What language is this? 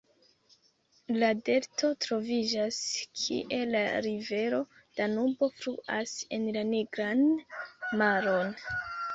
Esperanto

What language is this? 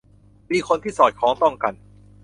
Thai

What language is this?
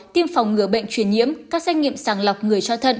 Vietnamese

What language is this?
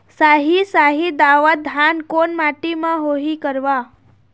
Chhattisgarhi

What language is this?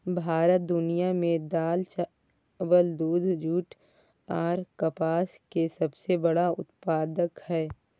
Maithili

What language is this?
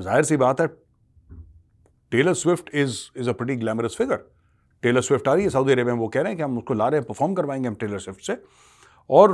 Hindi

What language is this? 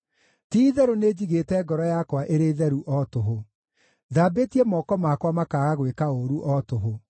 Kikuyu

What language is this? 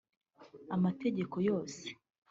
Kinyarwanda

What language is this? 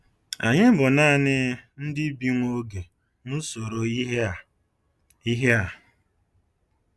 Igbo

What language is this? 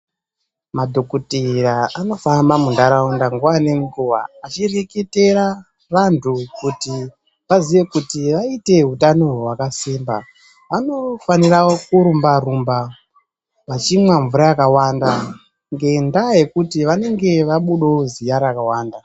Ndau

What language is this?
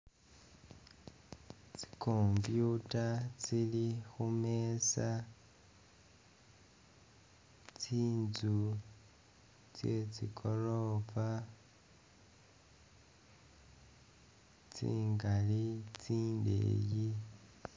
Masaaba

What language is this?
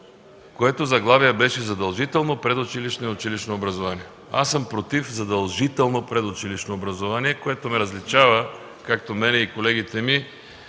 Bulgarian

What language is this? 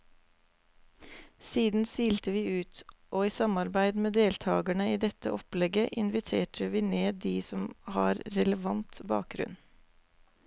Norwegian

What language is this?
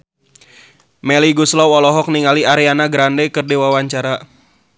Sundanese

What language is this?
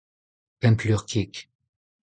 Breton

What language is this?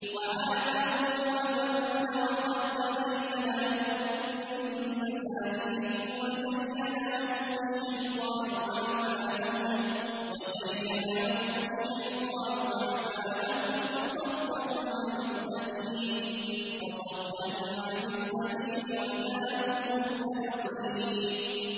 Arabic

